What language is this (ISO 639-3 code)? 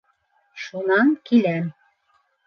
bak